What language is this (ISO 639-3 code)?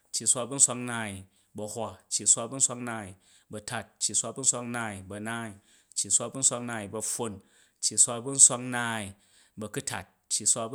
kaj